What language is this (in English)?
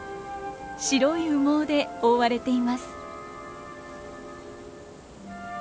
Japanese